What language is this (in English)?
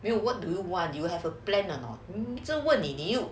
English